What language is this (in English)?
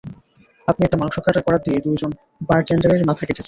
Bangla